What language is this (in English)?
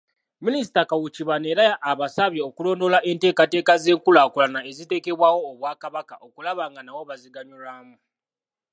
Ganda